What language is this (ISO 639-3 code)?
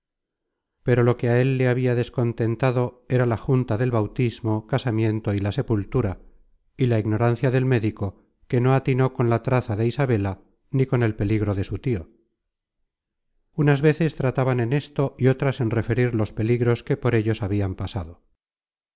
spa